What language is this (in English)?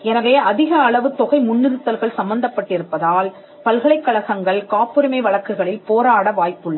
Tamil